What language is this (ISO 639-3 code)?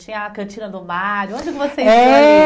por